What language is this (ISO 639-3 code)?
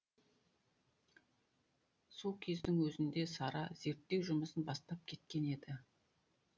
kaz